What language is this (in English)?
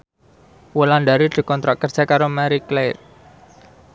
Javanese